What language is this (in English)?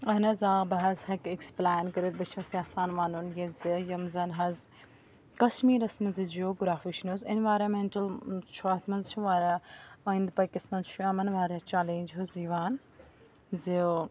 Kashmiri